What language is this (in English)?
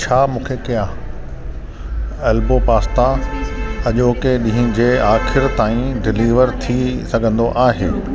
Sindhi